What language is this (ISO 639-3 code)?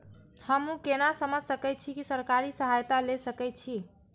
mai